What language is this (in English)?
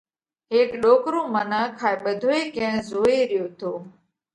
Parkari Koli